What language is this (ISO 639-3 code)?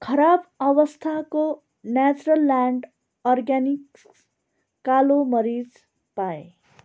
nep